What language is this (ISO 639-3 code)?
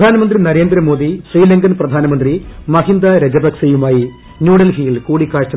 mal